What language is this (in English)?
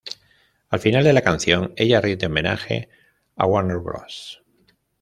Spanish